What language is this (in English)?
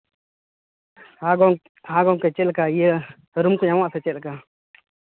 Santali